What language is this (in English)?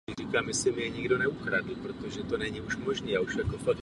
Czech